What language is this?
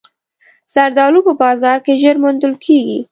Pashto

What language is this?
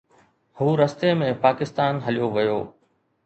Sindhi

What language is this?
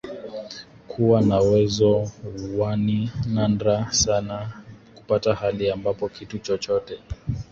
Swahili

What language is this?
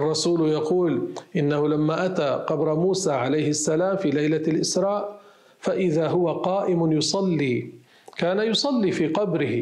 Arabic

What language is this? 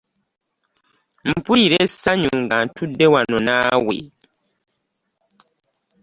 Ganda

